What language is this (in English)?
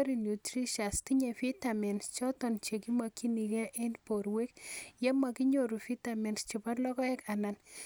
Kalenjin